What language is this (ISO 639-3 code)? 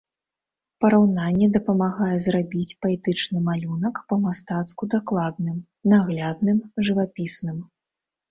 bel